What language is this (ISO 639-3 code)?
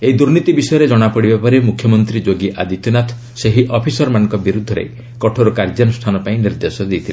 ori